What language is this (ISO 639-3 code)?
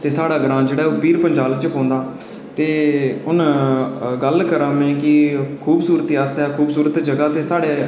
doi